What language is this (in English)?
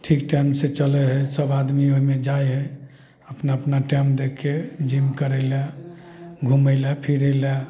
Maithili